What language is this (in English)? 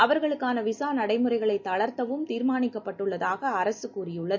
Tamil